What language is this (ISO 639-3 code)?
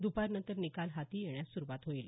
mar